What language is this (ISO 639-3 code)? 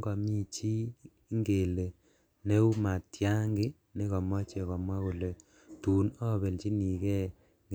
kln